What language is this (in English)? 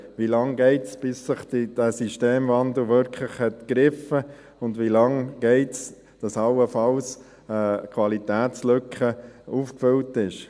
Swiss German